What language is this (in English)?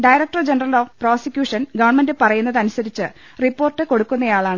Malayalam